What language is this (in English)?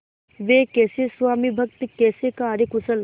Hindi